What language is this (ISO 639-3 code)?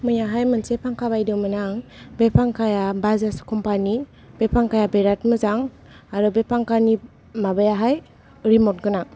brx